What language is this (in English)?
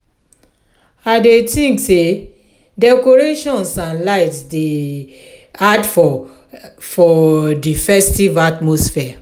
Nigerian Pidgin